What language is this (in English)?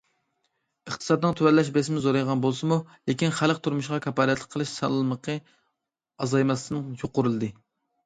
Uyghur